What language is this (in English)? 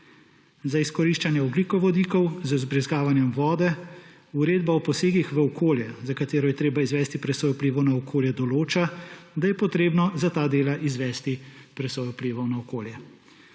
Slovenian